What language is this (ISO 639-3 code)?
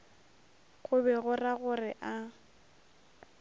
nso